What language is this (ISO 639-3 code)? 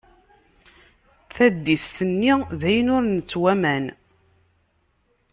kab